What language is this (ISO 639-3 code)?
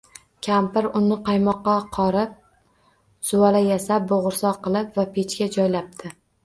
uzb